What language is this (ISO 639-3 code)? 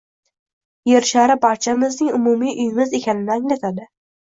uzb